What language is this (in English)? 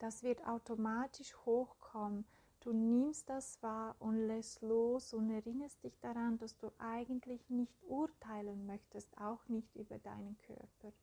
German